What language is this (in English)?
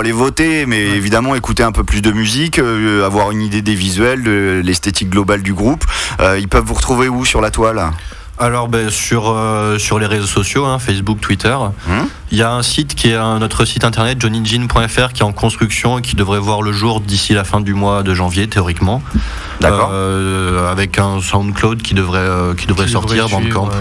French